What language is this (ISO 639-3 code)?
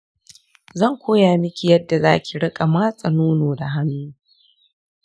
hau